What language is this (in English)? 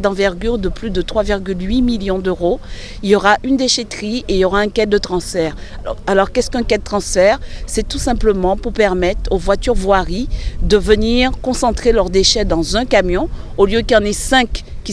French